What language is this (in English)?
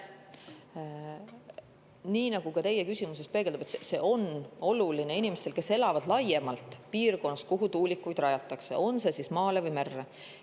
Estonian